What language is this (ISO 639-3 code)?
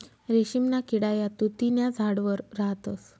mar